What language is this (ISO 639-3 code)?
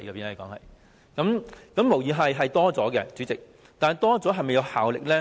yue